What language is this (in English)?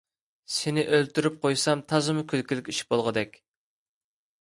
Uyghur